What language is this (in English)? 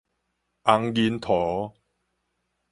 Min Nan Chinese